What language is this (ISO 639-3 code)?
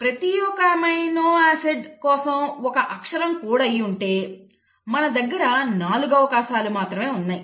tel